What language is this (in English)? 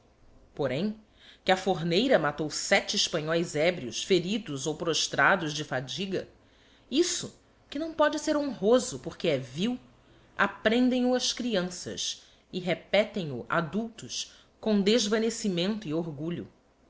Portuguese